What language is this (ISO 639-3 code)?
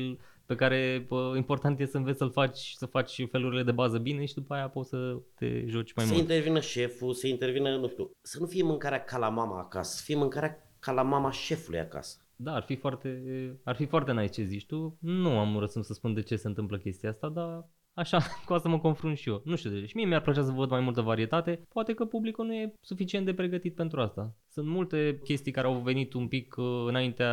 ron